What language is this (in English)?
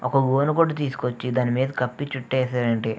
Telugu